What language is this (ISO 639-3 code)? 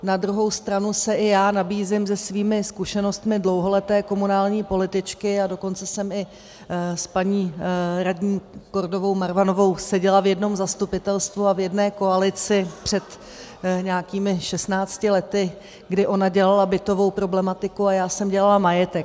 ces